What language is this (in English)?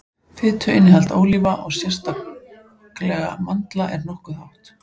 Icelandic